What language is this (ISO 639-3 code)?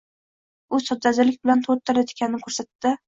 uzb